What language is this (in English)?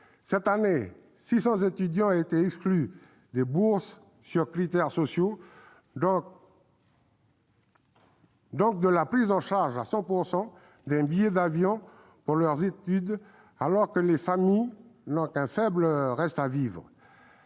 French